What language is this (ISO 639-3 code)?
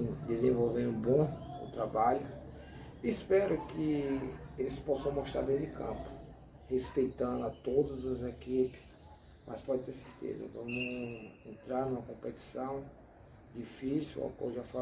por